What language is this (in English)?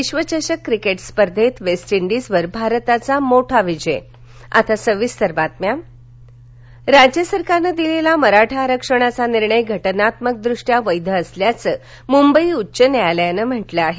Marathi